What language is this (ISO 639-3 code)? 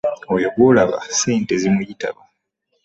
lug